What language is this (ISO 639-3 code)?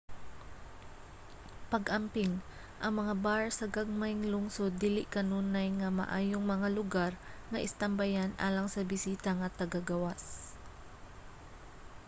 ceb